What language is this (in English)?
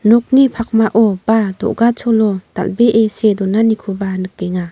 Garo